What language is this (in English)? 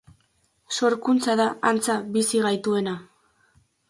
Basque